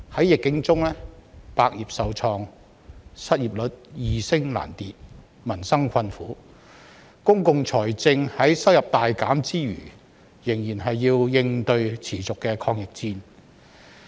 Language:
Cantonese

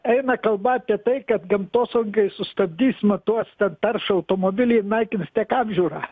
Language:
Lithuanian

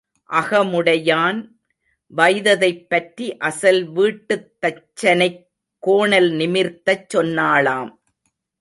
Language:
Tamil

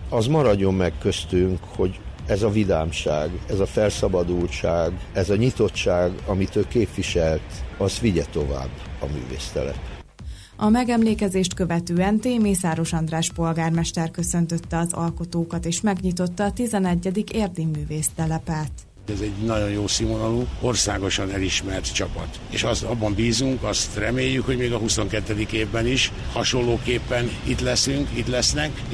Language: Hungarian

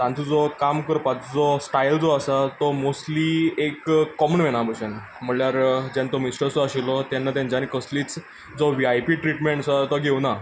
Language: Konkani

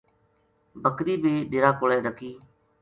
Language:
Gujari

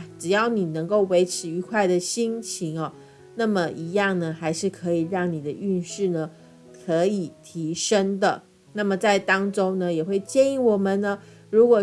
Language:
Chinese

